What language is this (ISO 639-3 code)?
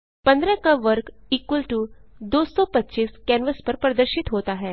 hin